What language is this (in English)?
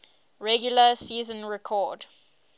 English